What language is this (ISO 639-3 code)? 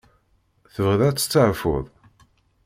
kab